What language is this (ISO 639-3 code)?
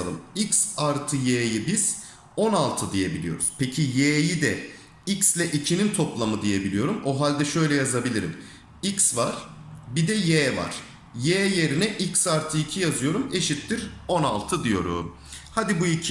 tur